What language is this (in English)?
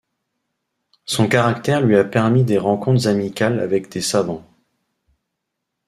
French